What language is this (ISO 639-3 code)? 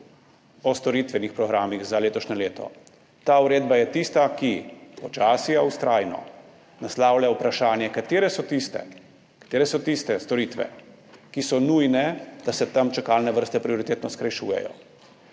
slv